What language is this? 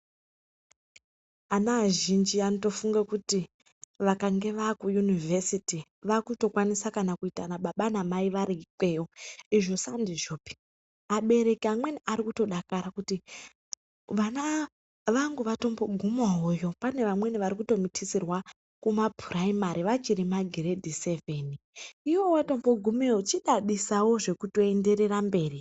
Ndau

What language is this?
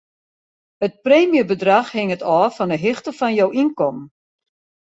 Western Frisian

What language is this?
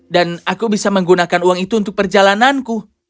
Indonesian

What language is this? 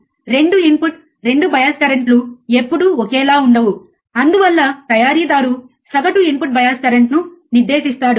Telugu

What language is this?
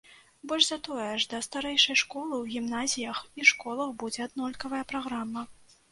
Belarusian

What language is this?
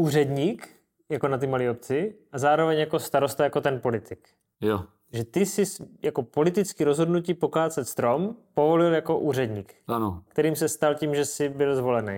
Czech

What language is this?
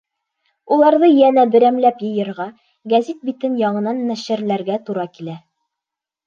Bashkir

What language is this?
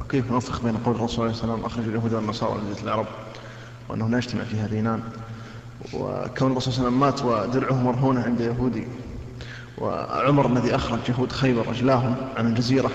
Arabic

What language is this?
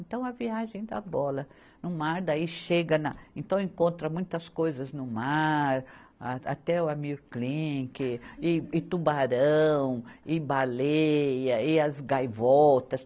Portuguese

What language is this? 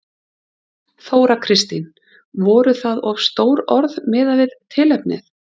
Icelandic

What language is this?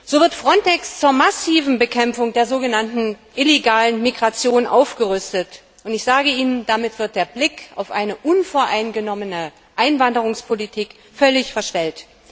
German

